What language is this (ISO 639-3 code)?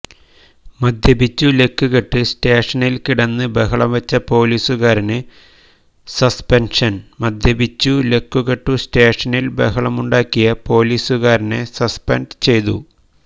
mal